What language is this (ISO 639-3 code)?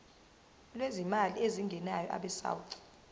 zul